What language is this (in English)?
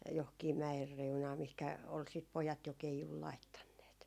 Finnish